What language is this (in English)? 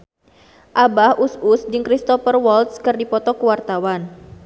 Sundanese